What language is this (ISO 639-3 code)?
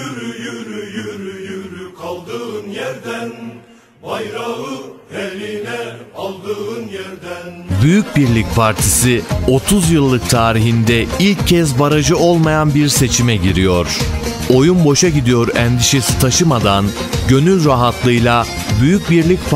tur